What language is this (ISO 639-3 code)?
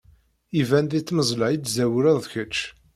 kab